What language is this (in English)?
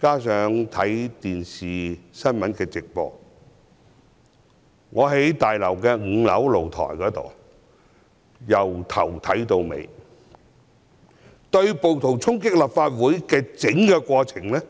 Cantonese